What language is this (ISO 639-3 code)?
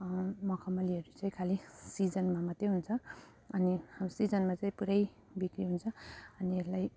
nep